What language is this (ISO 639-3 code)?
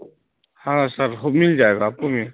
urd